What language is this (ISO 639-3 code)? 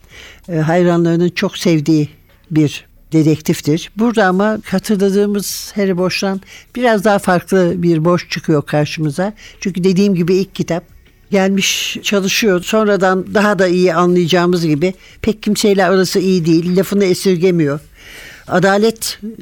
tur